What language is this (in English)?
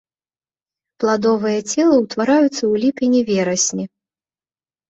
Belarusian